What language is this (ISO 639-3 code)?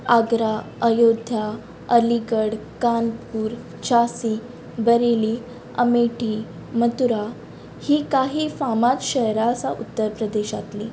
kok